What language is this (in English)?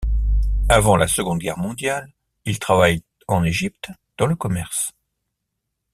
French